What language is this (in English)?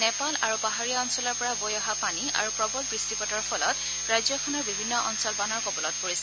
Assamese